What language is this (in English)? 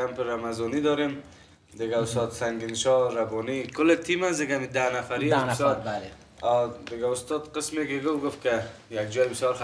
Arabic